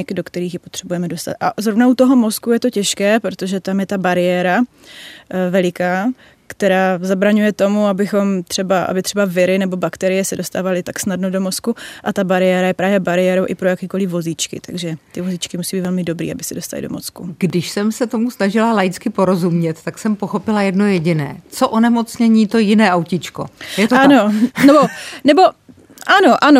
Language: Czech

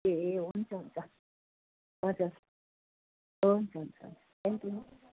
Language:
Nepali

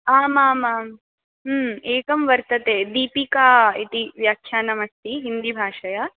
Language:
Sanskrit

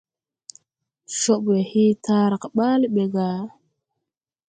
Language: Tupuri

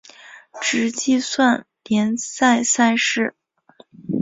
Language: Chinese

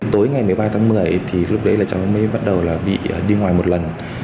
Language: Vietnamese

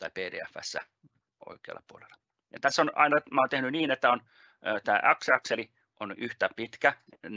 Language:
Finnish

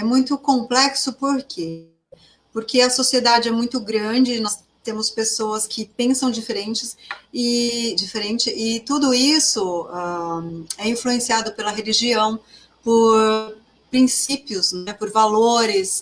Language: Portuguese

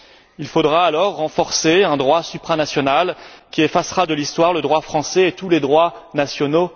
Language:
French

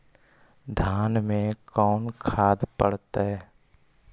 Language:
Magahi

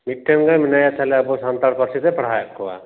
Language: Santali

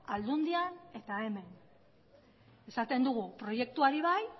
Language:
Basque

